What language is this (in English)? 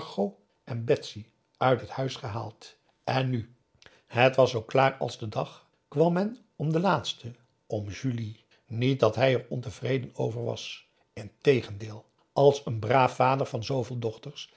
Dutch